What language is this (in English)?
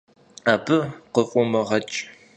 Kabardian